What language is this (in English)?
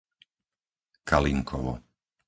Slovak